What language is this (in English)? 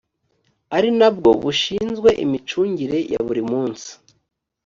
Kinyarwanda